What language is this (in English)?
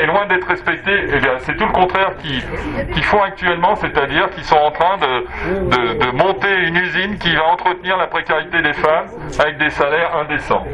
French